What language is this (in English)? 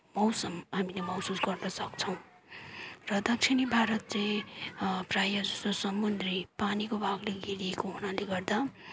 Nepali